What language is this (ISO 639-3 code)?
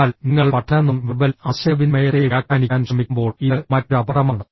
mal